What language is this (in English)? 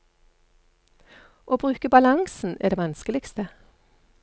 Norwegian